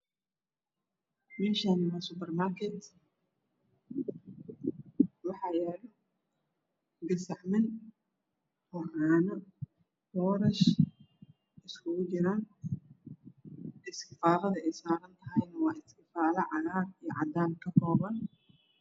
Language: Somali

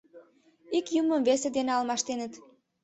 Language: Mari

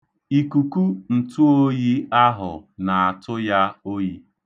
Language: Igbo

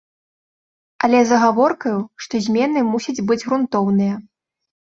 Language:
Belarusian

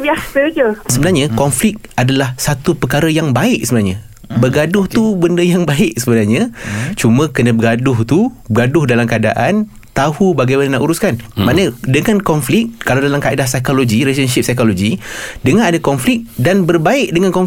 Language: Malay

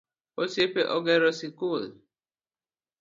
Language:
Luo (Kenya and Tanzania)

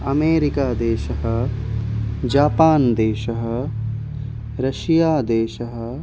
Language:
Sanskrit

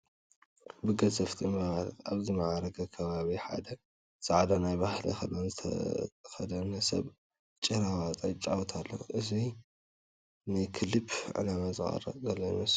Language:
Tigrinya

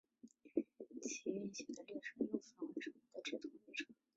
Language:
Chinese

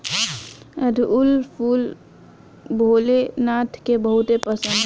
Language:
Bhojpuri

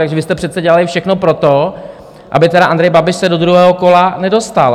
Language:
Czech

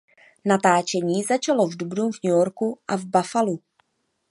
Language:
Czech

